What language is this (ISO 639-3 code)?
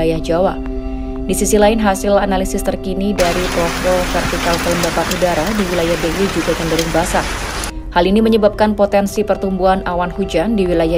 ind